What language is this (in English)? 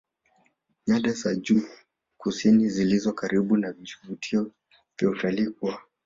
Swahili